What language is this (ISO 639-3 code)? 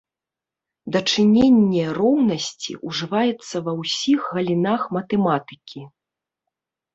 bel